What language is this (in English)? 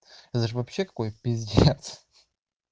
Russian